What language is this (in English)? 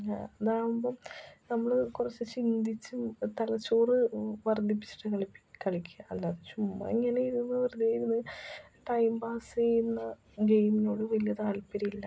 Malayalam